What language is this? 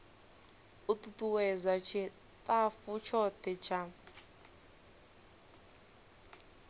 Venda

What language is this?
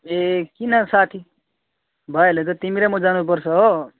Nepali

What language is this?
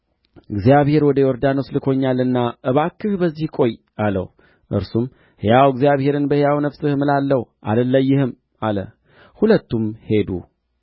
Amharic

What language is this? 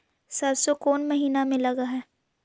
Magahi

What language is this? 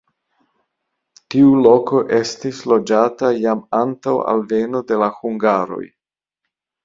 Esperanto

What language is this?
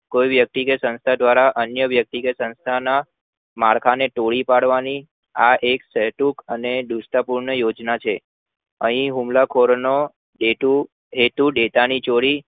Gujarati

